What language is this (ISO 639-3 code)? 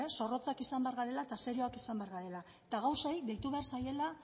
eus